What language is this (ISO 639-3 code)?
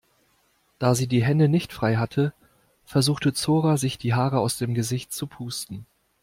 deu